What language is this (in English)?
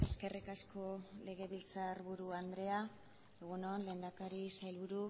Basque